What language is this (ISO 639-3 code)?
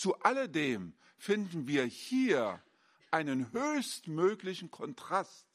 deu